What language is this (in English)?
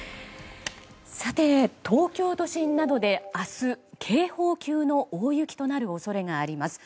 Japanese